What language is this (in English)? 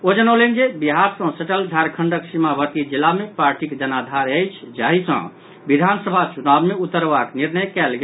Maithili